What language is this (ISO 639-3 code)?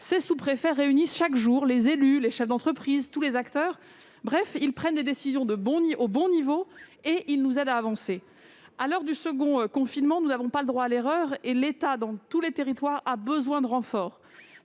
fra